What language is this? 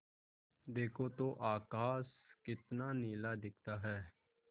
Hindi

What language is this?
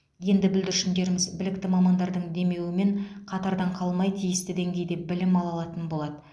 Kazakh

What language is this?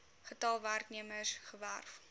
Afrikaans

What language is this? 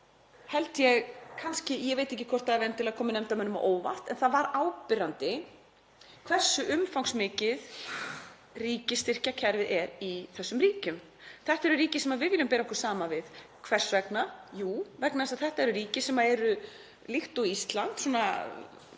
Icelandic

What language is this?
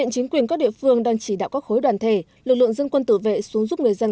Vietnamese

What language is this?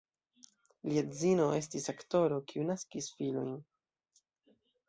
Esperanto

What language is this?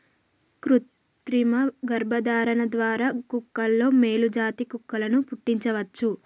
Telugu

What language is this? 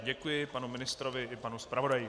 Czech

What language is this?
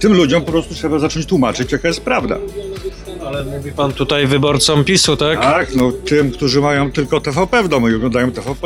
Polish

